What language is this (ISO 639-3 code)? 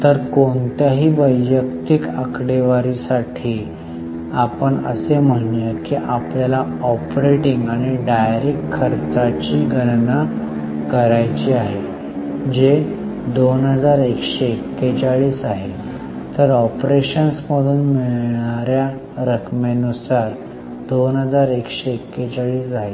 mar